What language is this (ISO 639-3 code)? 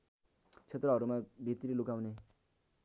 nep